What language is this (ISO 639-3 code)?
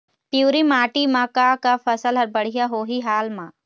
hne